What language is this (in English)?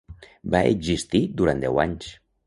Catalan